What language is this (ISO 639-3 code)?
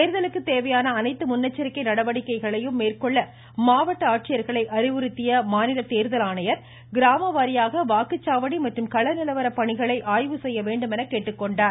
tam